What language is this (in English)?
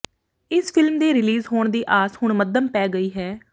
Punjabi